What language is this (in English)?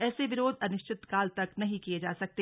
Hindi